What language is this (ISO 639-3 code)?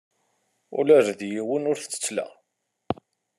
kab